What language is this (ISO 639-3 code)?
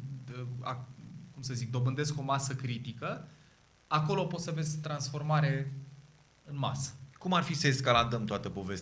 ron